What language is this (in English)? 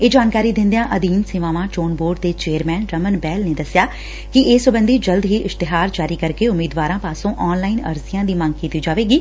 Punjabi